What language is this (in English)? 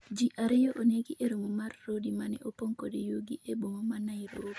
Luo (Kenya and Tanzania)